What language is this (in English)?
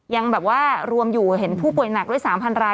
Thai